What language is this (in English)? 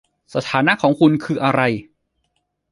Thai